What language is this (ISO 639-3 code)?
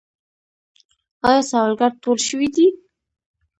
pus